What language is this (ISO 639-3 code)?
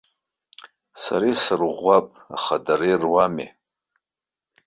abk